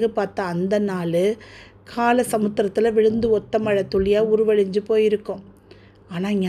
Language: Tamil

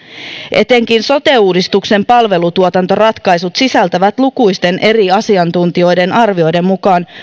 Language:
Finnish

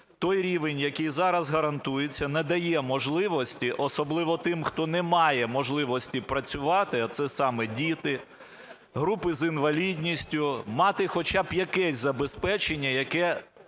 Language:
Ukrainian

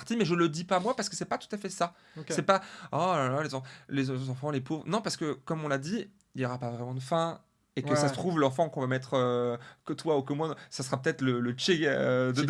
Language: French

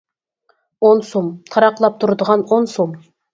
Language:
Uyghur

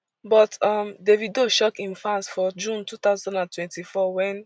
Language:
Nigerian Pidgin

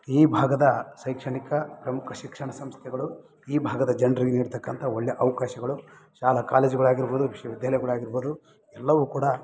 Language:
Kannada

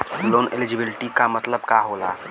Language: Bhojpuri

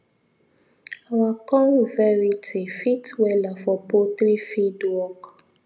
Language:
Nigerian Pidgin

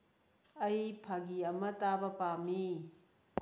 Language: Manipuri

